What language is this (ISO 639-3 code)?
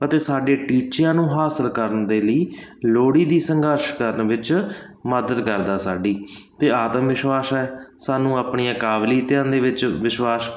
pan